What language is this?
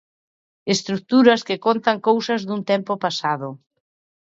Galician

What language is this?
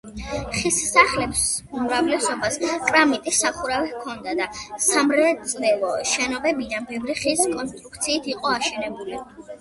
Georgian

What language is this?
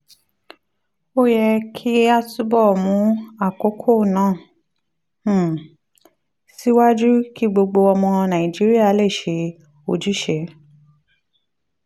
Yoruba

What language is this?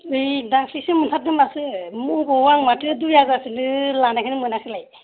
Bodo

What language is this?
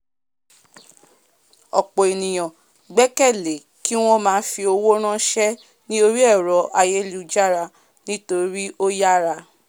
Yoruba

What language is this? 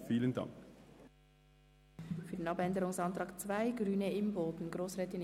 Swiss German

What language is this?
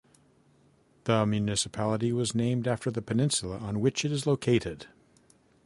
English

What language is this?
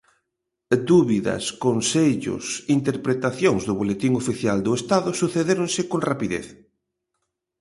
Galician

